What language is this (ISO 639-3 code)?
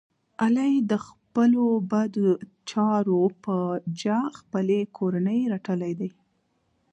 pus